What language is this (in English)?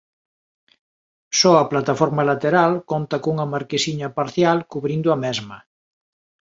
Galician